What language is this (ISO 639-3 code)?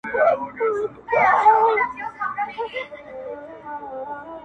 pus